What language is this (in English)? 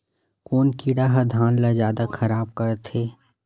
Chhattisgarhi